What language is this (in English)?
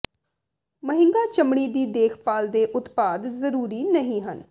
Punjabi